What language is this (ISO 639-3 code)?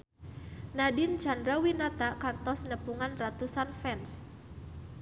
sun